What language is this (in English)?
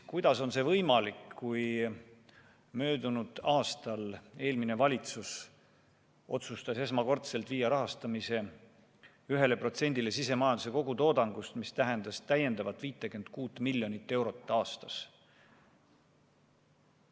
Estonian